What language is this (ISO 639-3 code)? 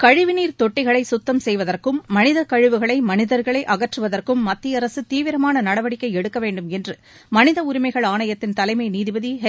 tam